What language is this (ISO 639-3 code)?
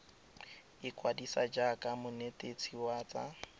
tsn